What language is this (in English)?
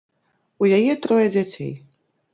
Belarusian